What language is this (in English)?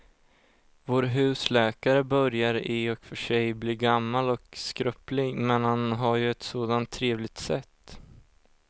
Swedish